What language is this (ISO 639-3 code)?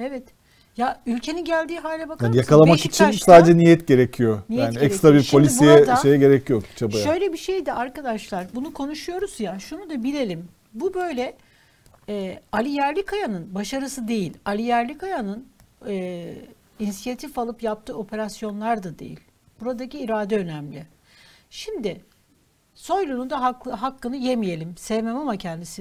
tur